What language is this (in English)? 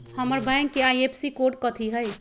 Magahi